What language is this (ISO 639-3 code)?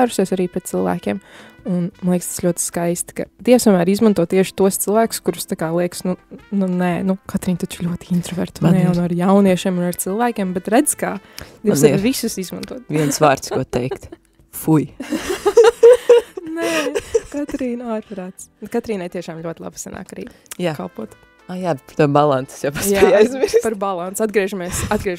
lav